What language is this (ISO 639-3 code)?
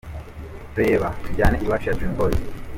kin